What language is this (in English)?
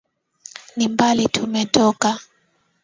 Swahili